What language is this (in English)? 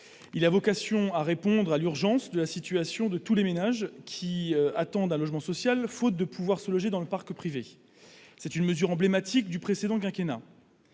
French